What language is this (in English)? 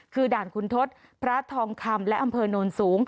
Thai